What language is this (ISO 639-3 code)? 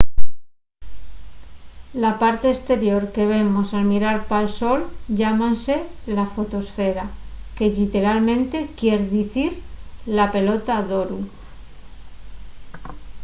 ast